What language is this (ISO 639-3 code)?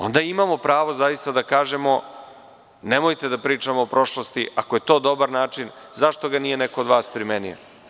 srp